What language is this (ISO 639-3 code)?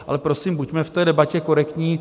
ces